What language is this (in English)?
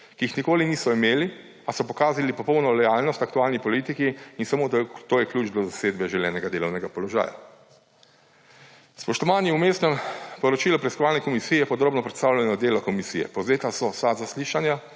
Slovenian